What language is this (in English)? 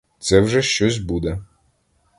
Ukrainian